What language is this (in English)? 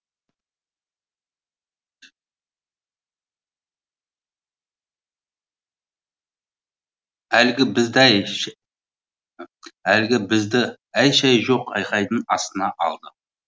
Kazakh